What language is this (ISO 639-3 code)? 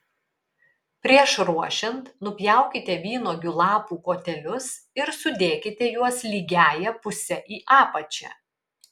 lit